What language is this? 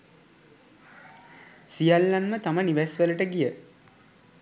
Sinhala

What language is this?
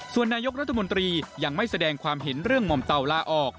Thai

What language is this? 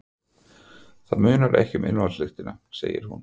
Icelandic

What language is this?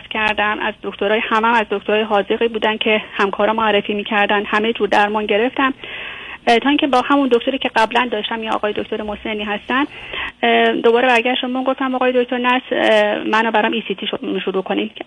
Persian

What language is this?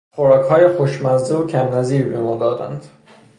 Persian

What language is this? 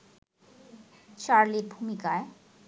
Bangla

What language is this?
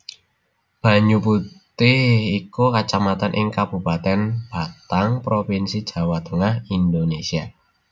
Javanese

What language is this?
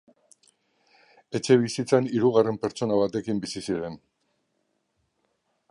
Basque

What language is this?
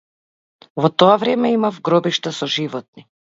Macedonian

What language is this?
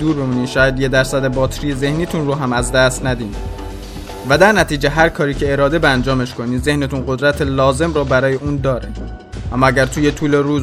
Persian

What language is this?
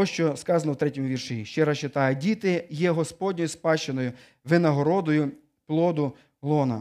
Ukrainian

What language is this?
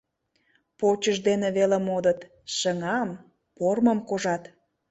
Mari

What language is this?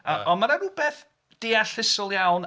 Welsh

